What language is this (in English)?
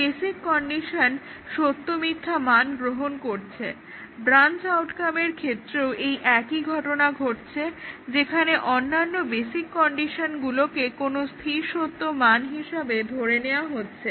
Bangla